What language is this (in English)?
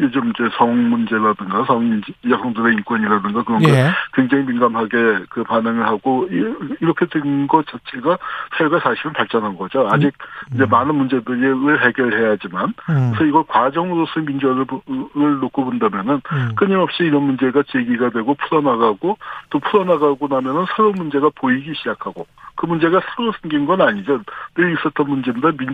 Korean